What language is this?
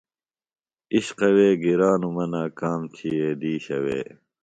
Phalura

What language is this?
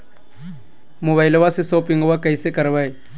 Magahi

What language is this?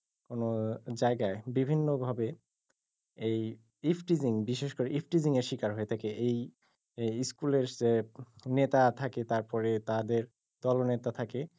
Bangla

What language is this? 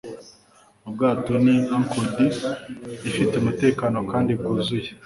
Kinyarwanda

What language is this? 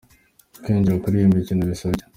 Kinyarwanda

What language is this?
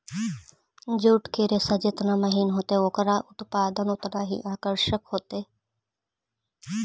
Magahi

